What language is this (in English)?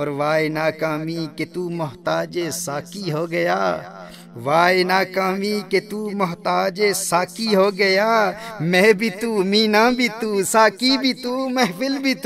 Urdu